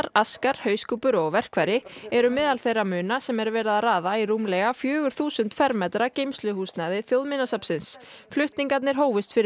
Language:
Icelandic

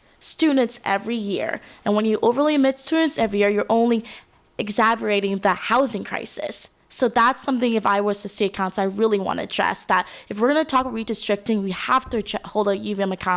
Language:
English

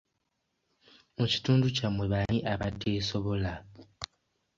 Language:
Ganda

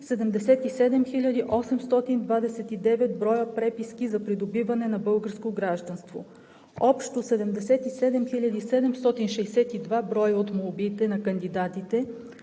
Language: Bulgarian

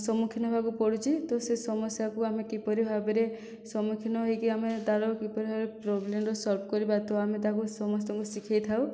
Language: Odia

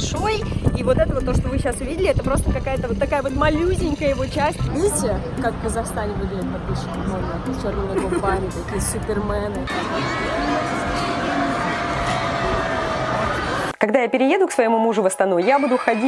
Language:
Russian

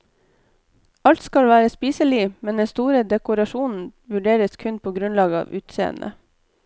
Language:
Norwegian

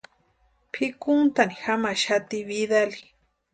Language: Western Highland Purepecha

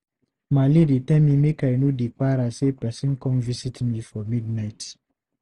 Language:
Nigerian Pidgin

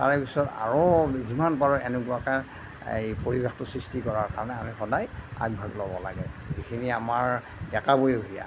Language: Assamese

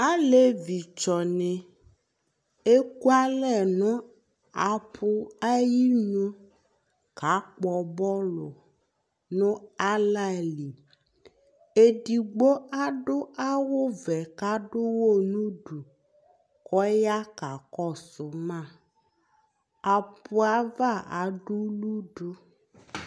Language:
Ikposo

